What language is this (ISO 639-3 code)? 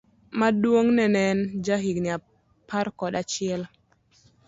luo